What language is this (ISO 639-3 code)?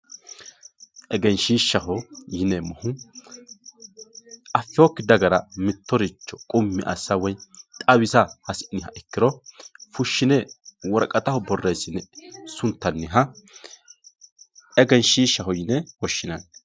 sid